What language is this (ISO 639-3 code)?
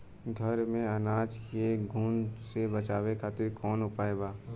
bho